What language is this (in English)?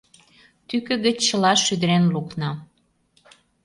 Mari